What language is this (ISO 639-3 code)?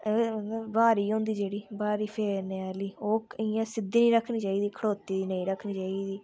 doi